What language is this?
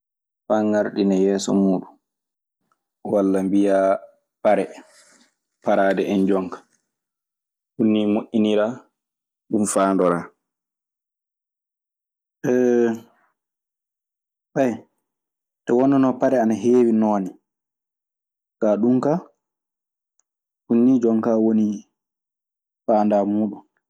Maasina Fulfulde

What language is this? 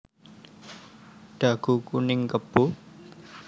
Javanese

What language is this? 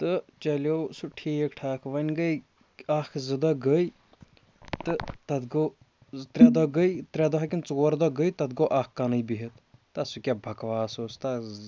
Kashmiri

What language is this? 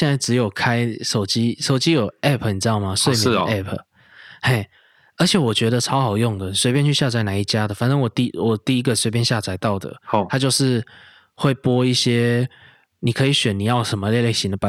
Chinese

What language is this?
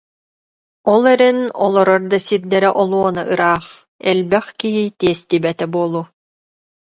Yakut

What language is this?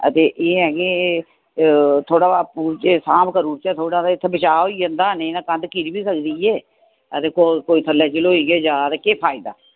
Dogri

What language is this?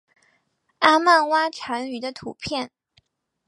Chinese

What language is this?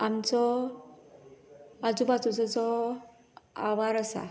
Konkani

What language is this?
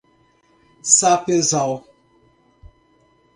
Portuguese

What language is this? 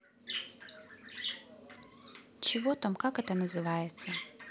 Russian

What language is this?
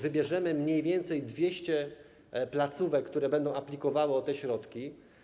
Polish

